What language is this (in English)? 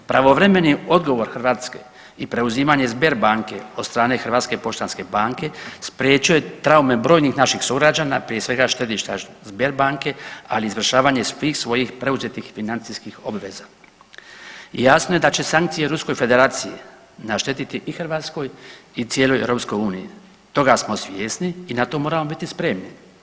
Croatian